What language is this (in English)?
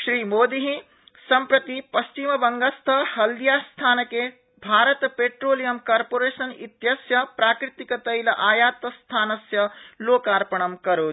Sanskrit